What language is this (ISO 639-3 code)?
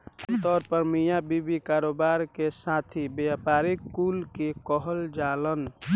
bho